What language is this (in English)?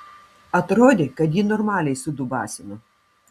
Lithuanian